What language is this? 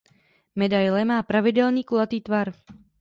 Czech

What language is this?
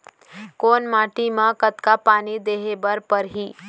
Chhattisgarhi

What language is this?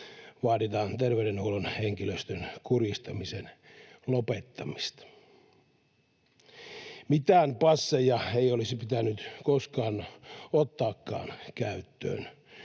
Finnish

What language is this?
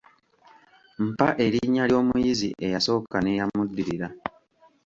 Ganda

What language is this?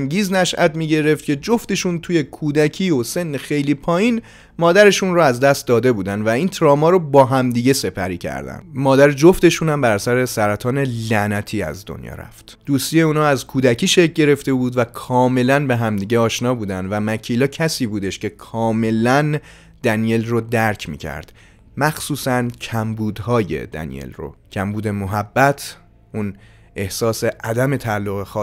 Persian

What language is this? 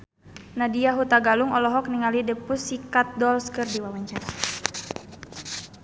Sundanese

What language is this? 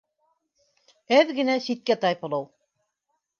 Bashkir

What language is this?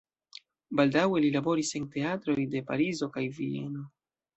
Esperanto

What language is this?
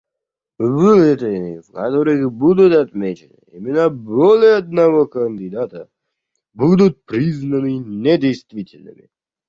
Russian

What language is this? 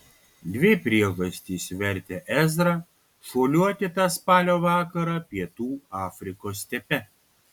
Lithuanian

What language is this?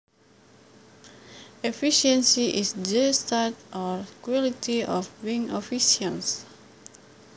Javanese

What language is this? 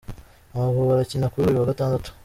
Kinyarwanda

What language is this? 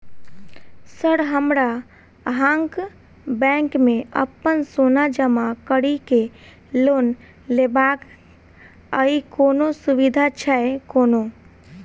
Maithili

